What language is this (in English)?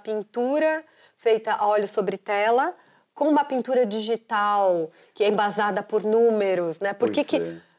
Portuguese